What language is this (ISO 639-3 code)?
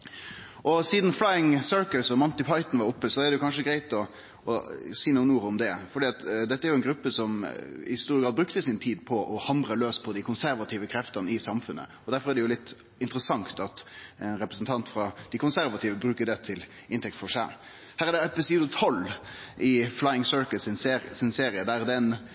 nno